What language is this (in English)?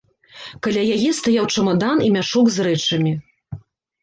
Belarusian